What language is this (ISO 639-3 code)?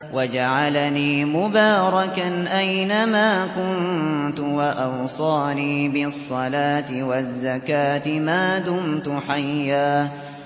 ara